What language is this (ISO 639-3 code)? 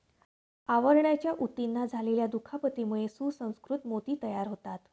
mar